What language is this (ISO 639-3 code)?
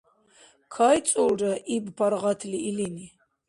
dar